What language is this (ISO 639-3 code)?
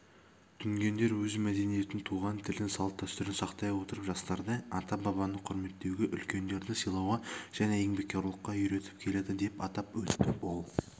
kaz